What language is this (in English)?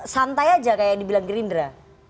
Indonesian